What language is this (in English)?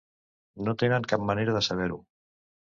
Catalan